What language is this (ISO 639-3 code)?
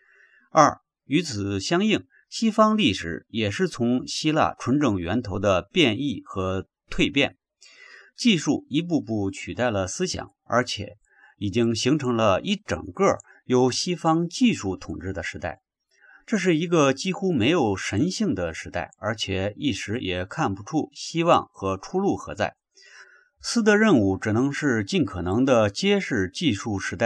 zho